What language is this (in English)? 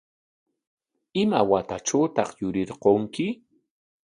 Corongo Ancash Quechua